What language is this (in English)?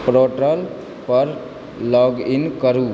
Maithili